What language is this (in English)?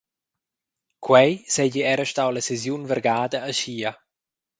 Romansh